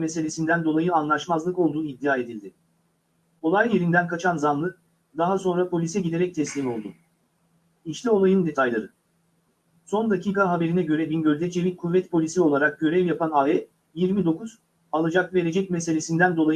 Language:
Turkish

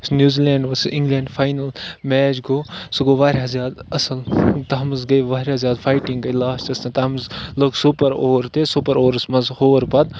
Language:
Kashmiri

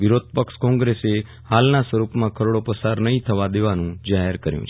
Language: Gujarati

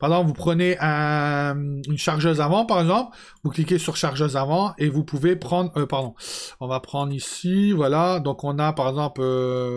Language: French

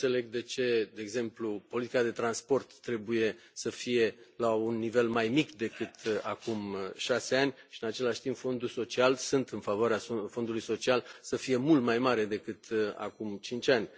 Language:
Romanian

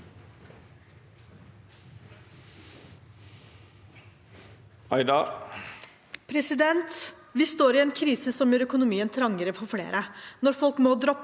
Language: Norwegian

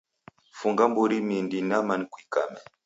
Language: Taita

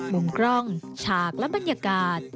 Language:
Thai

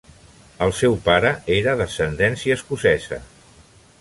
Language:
Catalan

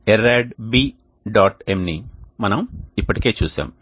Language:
Telugu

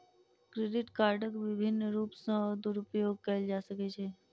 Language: Maithili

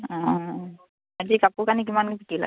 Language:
Assamese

